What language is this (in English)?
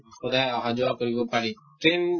Assamese